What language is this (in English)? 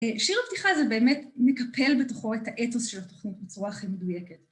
Hebrew